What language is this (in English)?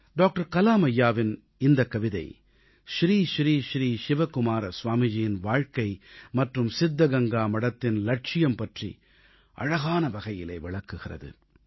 Tamil